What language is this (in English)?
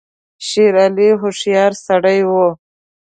Pashto